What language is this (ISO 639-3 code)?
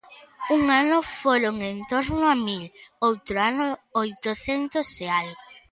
glg